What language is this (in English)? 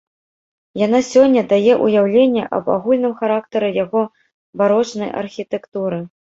Belarusian